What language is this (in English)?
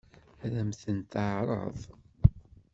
Kabyle